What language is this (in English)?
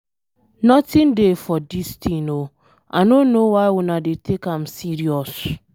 Nigerian Pidgin